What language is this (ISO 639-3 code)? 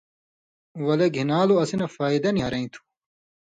mvy